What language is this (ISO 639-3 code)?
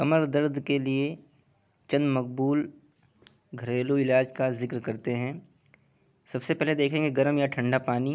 urd